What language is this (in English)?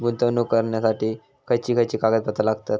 Marathi